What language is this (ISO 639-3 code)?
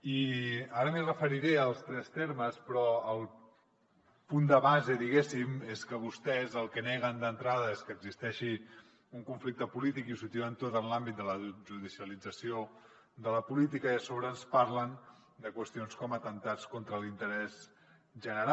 cat